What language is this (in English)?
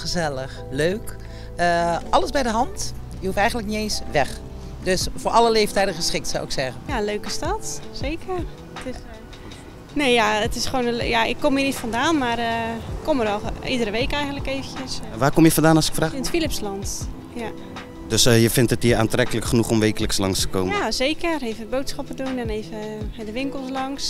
Dutch